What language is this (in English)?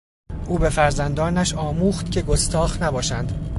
Persian